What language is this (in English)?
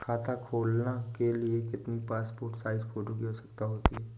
Hindi